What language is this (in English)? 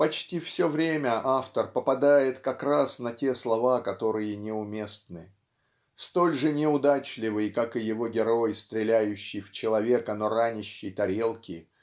Russian